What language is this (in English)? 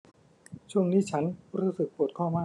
Thai